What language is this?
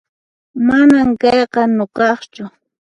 Puno Quechua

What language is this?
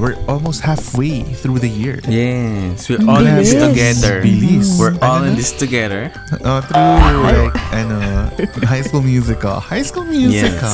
Filipino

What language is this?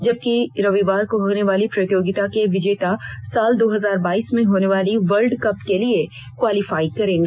Hindi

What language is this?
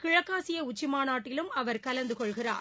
Tamil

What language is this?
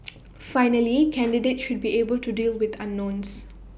English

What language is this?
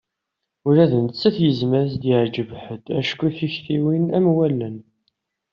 Kabyle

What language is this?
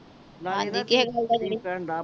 Punjabi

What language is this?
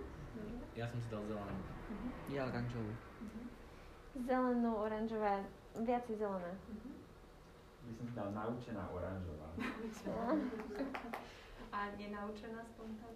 Slovak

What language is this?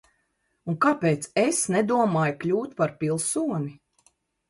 Latvian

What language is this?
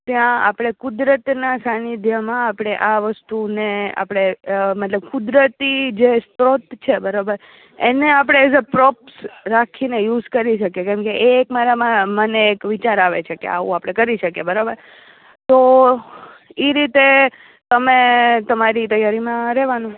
Gujarati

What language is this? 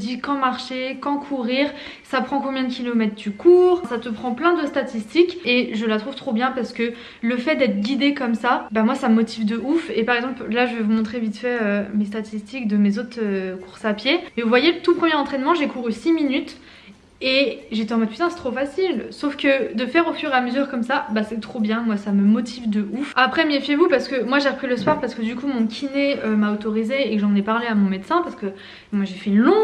French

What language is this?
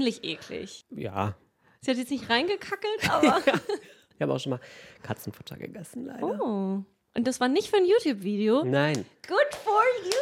German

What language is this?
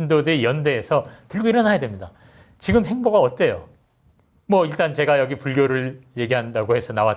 Korean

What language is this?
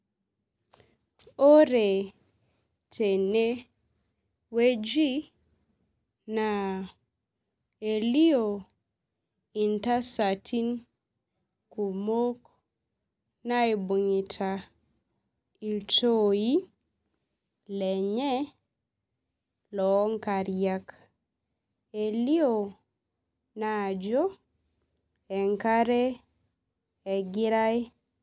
Masai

